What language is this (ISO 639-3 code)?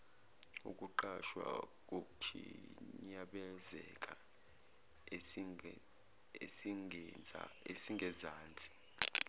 zul